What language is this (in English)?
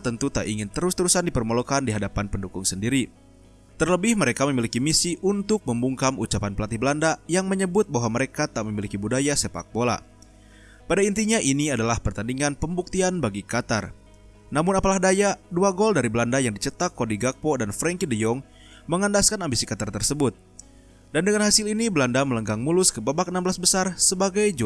Indonesian